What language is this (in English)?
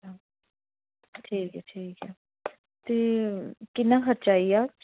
Dogri